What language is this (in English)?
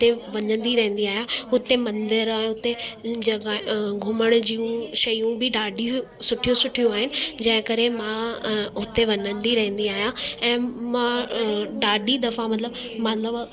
Sindhi